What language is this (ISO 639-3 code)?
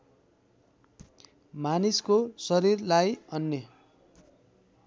nep